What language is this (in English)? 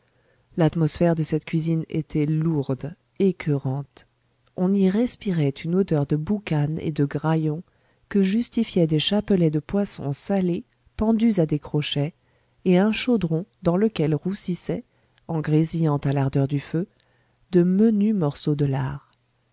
French